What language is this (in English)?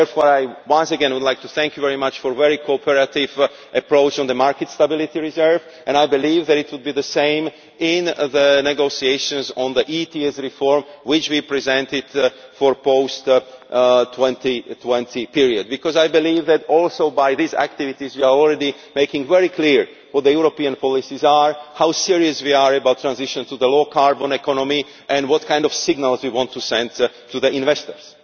English